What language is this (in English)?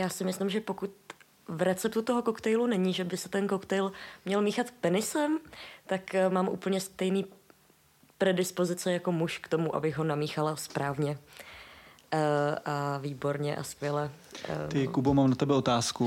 Czech